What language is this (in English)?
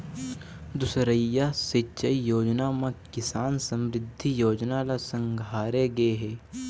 Chhattisgarhi